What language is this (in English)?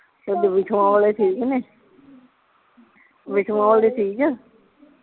Punjabi